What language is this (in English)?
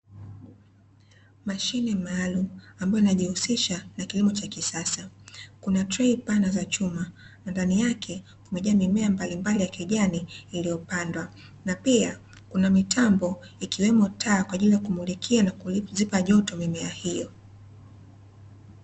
Swahili